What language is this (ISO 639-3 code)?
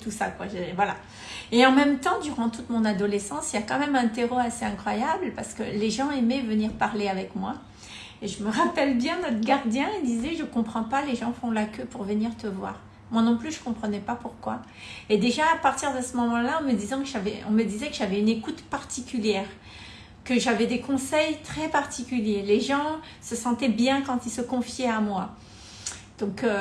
fra